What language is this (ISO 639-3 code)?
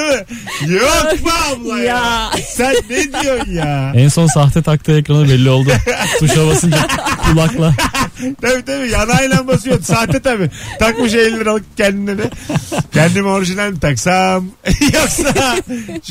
tur